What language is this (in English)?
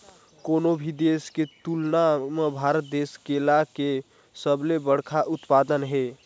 Chhattisgarhi